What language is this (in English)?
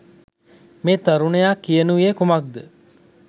Sinhala